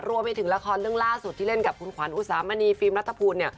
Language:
Thai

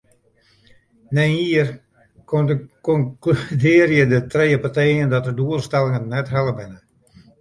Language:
Western Frisian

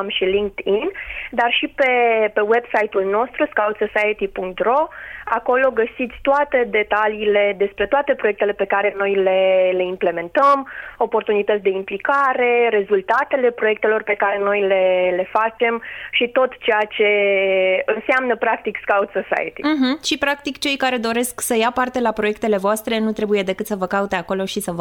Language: Romanian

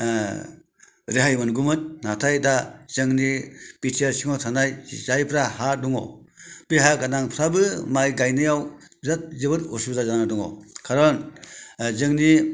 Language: Bodo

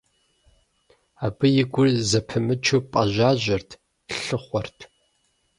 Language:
Kabardian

